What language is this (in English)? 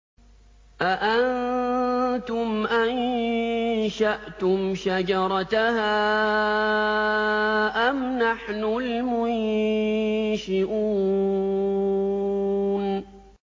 Arabic